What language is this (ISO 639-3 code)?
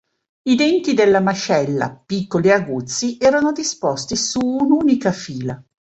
ita